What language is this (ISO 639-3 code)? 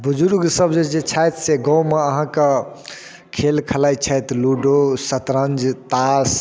mai